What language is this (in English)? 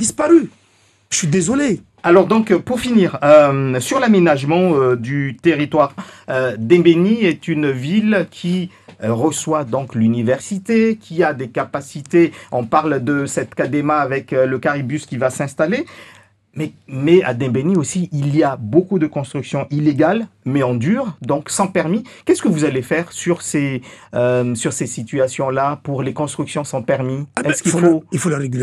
French